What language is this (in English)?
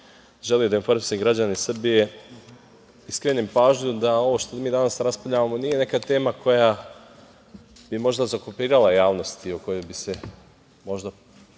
Serbian